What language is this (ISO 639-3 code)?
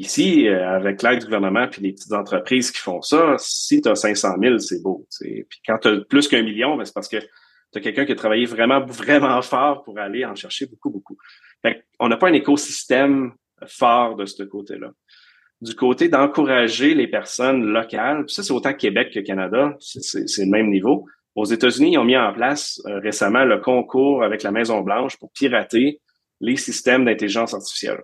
fra